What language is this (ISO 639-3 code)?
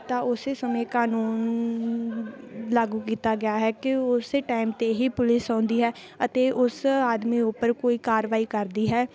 pan